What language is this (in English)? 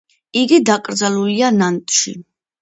Georgian